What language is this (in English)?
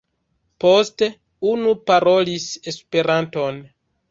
Esperanto